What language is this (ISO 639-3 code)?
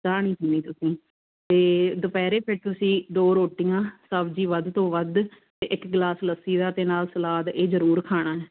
pan